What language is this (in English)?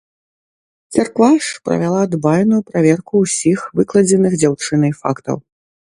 Belarusian